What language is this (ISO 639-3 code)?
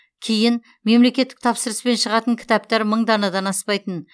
kaz